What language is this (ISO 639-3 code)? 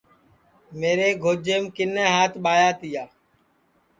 ssi